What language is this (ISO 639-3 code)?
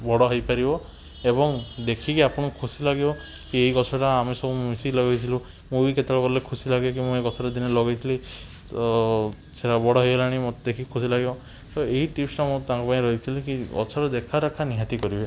ori